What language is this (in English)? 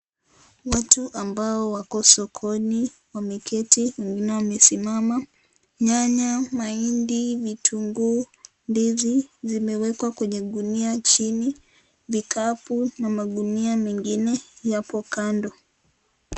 Swahili